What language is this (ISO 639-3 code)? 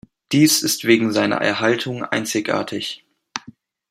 deu